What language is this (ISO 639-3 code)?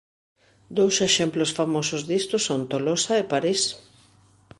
glg